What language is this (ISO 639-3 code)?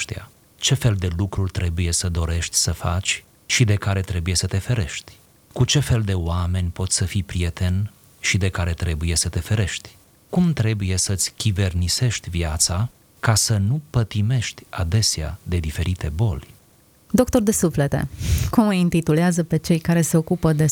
ron